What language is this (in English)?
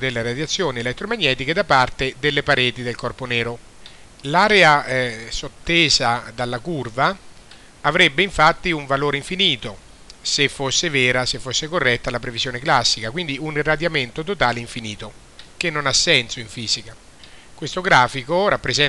Italian